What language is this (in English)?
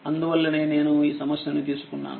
Telugu